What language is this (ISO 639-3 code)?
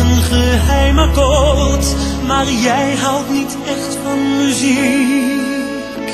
ara